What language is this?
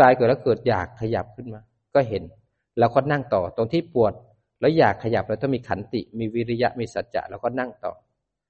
Thai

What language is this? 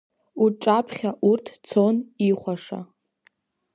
Abkhazian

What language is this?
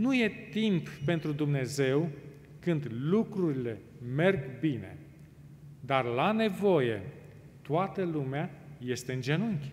Romanian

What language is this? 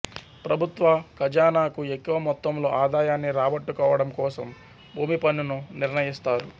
Telugu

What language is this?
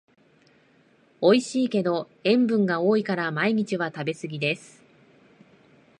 Japanese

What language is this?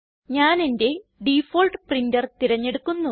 Malayalam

